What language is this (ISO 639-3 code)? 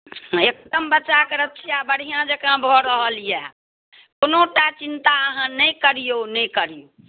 mai